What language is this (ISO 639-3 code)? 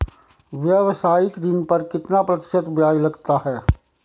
hin